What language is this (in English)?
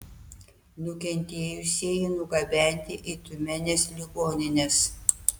Lithuanian